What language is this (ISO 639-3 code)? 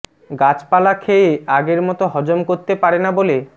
ben